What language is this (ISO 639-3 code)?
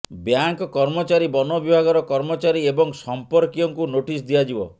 ori